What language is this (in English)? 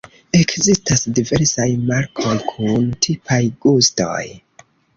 Esperanto